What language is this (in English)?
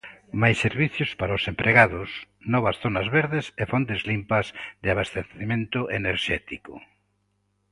Galician